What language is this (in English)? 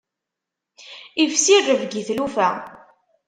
Kabyle